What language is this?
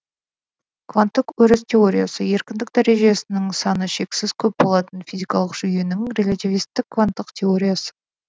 Kazakh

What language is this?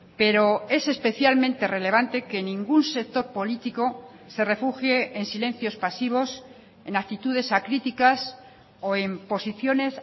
Spanish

